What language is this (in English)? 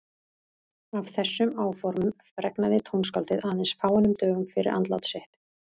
Icelandic